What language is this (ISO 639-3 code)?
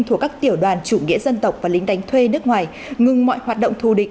vie